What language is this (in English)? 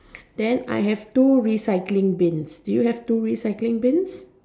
English